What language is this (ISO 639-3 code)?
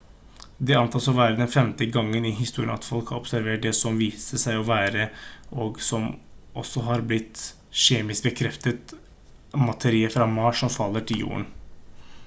nob